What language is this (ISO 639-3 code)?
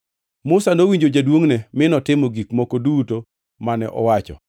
luo